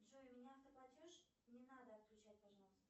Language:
Russian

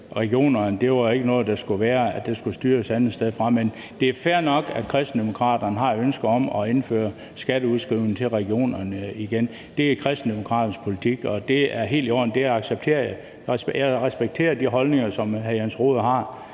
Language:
Danish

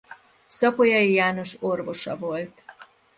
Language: Hungarian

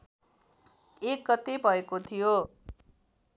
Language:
Nepali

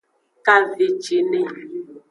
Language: Aja (Benin)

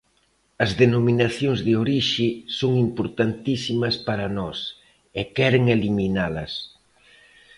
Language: Galician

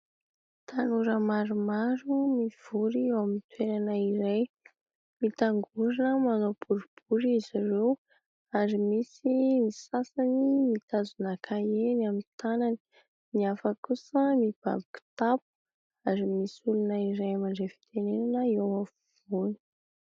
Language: Malagasy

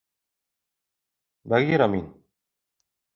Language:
Bashkir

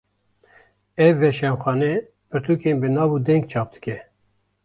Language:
Kurdish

